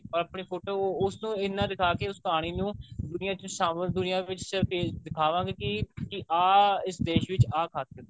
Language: Punjabi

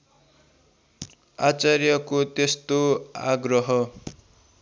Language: Nepali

